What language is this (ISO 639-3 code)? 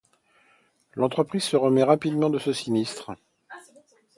fra